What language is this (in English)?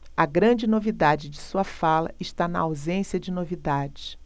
Portuguese